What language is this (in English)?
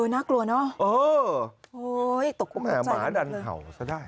Thai